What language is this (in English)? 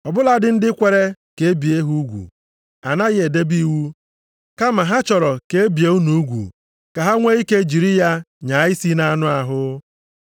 Igbo